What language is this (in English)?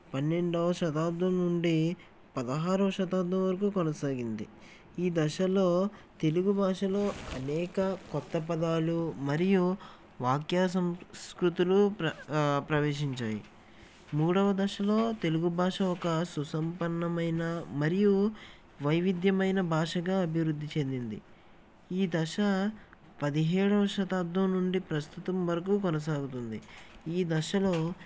Telugu